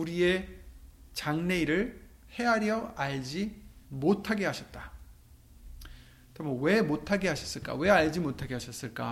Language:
Korean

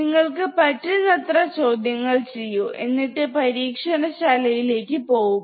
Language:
Malayalam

